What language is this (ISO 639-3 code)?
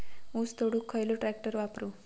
mar